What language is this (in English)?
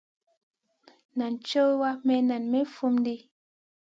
Masana